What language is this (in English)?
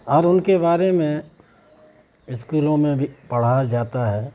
Urdu